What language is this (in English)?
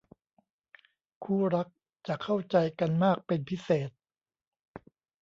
Thai